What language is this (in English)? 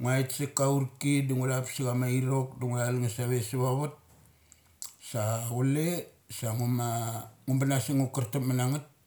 Mali